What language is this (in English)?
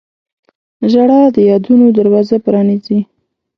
Pashto